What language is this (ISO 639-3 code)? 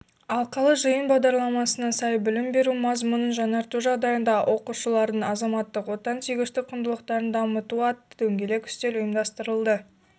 kaz